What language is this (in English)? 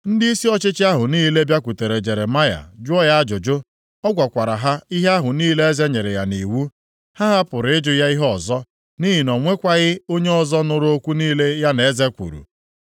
Igbo